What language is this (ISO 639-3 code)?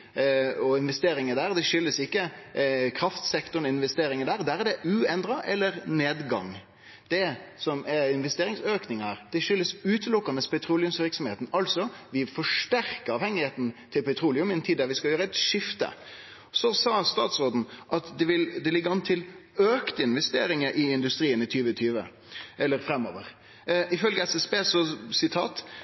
nno